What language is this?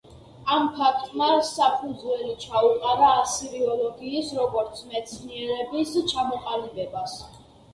Georgian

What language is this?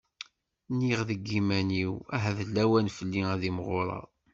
Kabyle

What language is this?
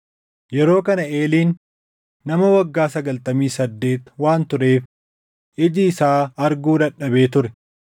Oromo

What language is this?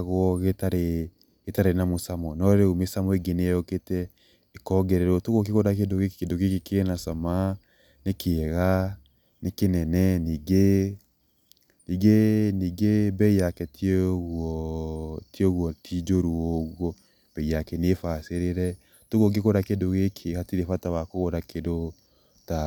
Kikuyu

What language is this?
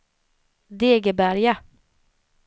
Swedish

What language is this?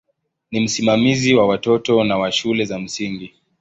Swahili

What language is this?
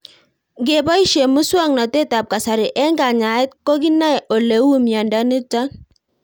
Kalenjin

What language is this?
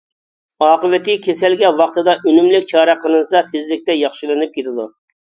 Uyghur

